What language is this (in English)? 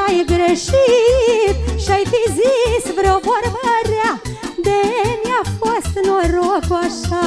Romanian